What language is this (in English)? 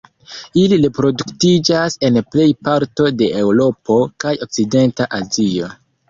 Esperanto